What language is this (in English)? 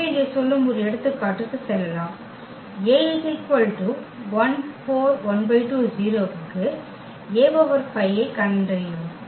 Tamil